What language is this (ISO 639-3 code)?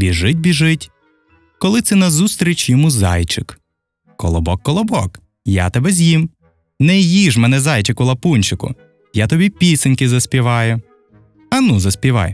ukr